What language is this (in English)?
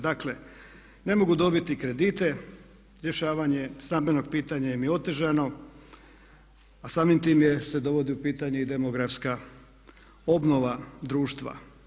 Croatian